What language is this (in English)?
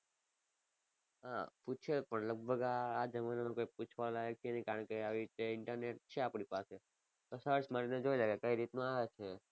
Gujarati